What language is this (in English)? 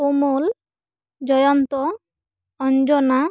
Santali